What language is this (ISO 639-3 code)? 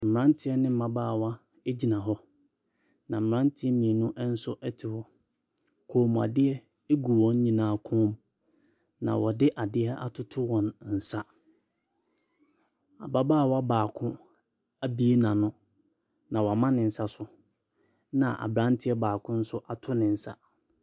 aka